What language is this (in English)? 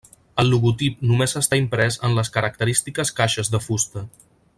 Catalan